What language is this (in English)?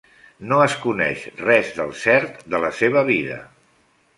Catalan